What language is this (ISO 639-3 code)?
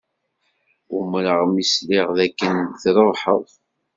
kab